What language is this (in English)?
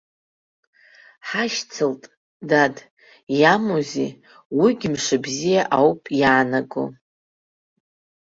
Abkhazian